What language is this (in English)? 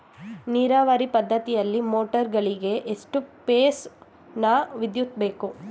Kannada